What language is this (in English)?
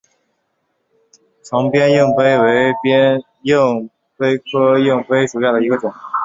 Chinese